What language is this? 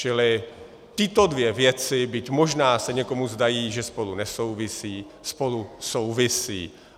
Czech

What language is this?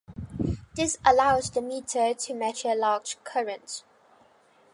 English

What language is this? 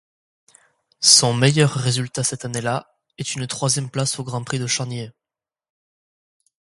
French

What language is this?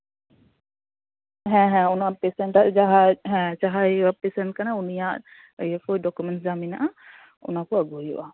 Santali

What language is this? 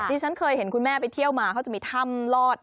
Thai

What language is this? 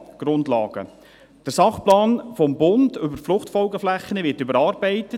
Swiss German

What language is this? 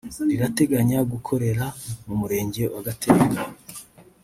Kinyarwanda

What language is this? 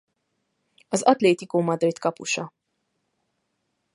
Hungarian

